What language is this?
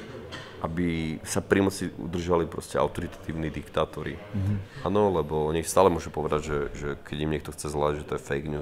Slovak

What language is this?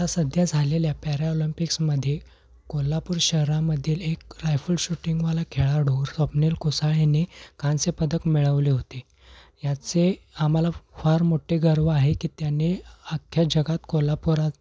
Marathi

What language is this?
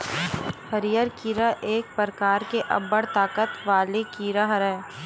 Chhattisgarhi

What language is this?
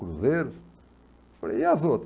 Portuguese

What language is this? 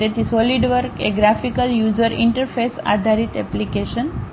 Gujarati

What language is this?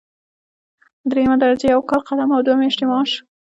Pashto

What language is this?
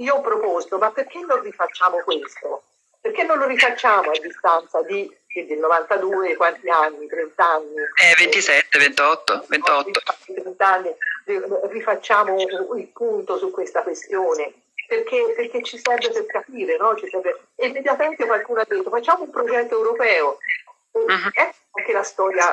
Italian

